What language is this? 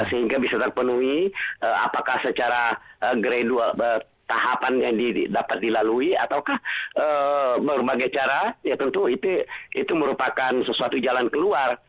Indonesian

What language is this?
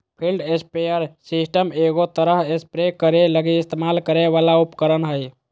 Magahi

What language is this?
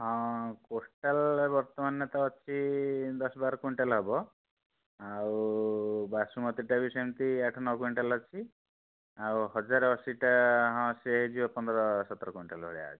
Odia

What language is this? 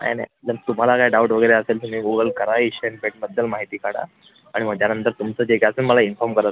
Marathi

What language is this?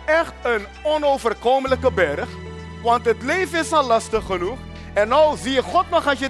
Dutch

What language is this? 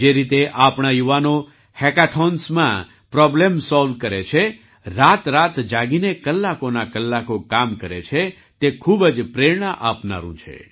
Gujarati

